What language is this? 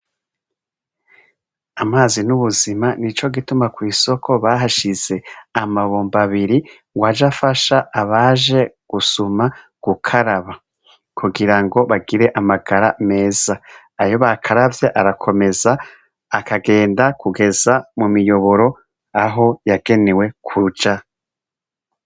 Rundi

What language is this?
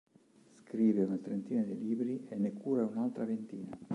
Italian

